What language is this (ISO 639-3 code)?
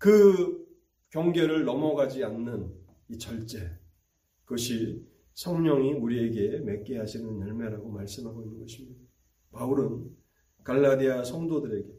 kor